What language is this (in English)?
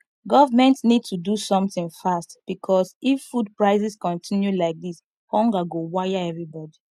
Nigerian Pidgin